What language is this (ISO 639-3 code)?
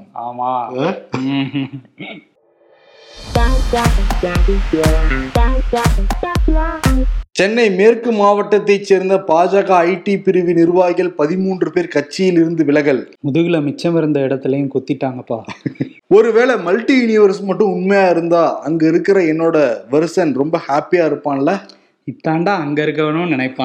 tam